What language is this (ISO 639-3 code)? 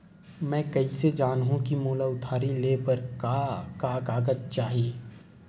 hne